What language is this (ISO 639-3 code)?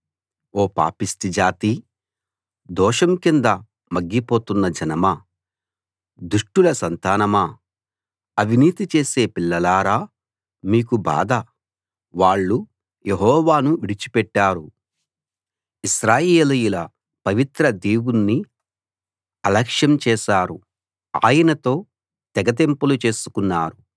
tel